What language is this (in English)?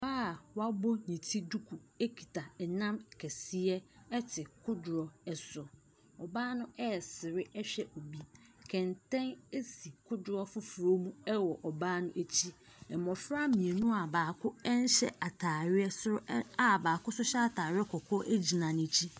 Akan